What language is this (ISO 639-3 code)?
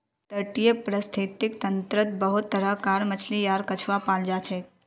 mag